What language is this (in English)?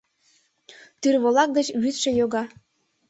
Mari